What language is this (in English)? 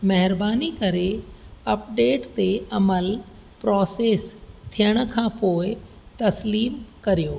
Sindhi